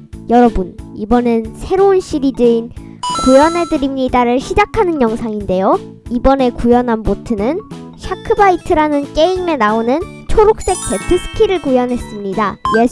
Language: Korean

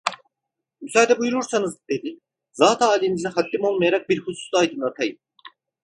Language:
Turkish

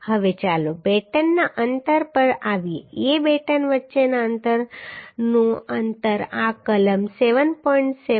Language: Gujarati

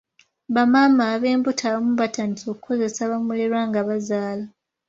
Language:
Ganda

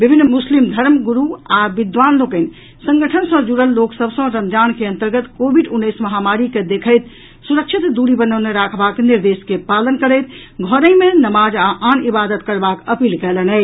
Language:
Maithili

